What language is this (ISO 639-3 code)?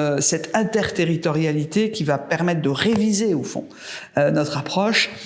fra